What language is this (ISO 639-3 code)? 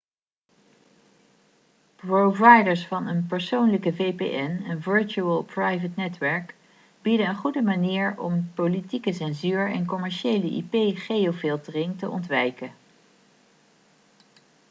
nld